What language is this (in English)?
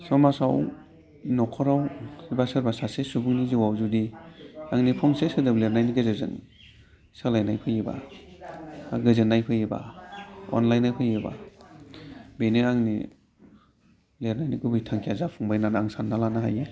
Bodo